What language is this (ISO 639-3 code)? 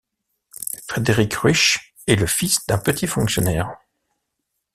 fra